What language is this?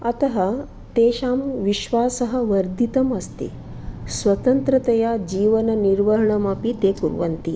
Sanskrit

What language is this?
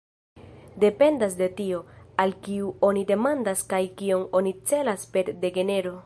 Esperanto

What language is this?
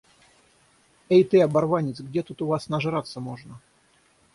Russian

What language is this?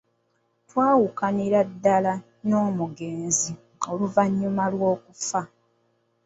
Ganda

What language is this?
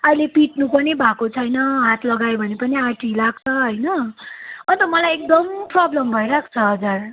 Nepali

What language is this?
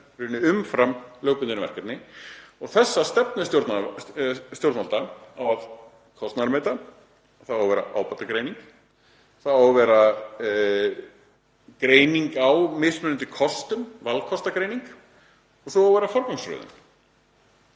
Icelandic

